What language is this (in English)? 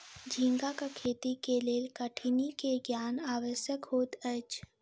Maithili